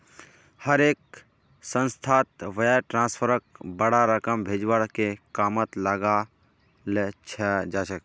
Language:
Magahi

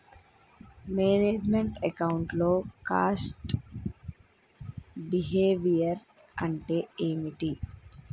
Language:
Telugu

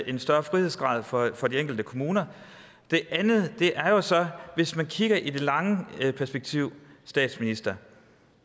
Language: Danish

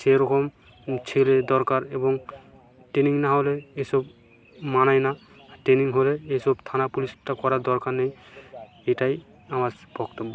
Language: Bangla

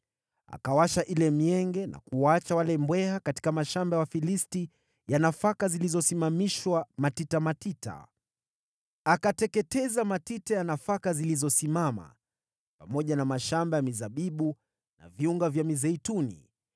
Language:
Swahili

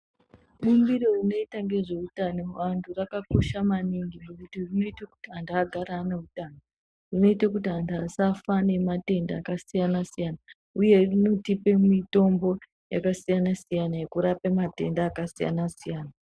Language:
Ndau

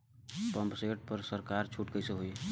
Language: Bhojpuri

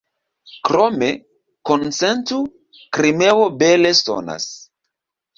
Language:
Esperanto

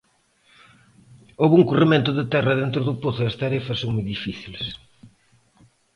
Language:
Galician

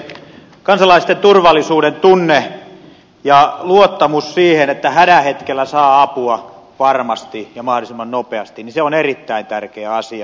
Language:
Finnish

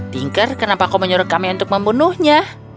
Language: Indonesian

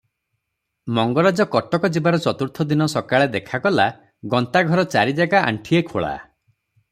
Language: Odia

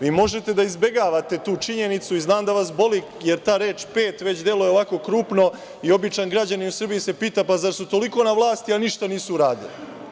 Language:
Serbian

